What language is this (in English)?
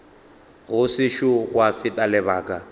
Northern Sotho